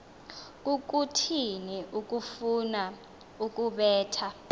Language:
Xhosa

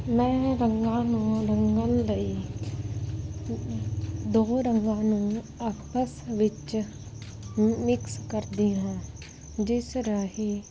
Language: Punjabi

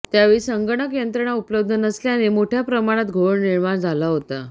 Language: Marathi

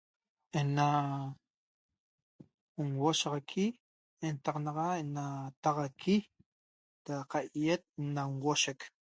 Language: Toba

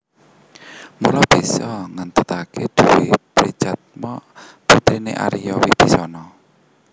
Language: Javanese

